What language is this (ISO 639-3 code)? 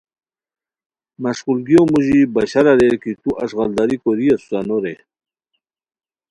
khw